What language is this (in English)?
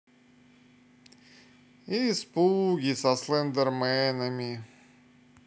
Russian